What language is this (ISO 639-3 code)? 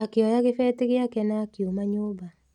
kik